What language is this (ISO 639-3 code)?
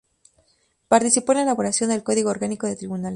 spa